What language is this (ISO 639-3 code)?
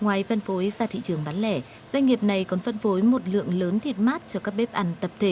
vie